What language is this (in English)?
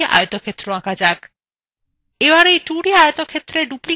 Bangla